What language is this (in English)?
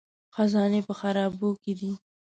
Pashto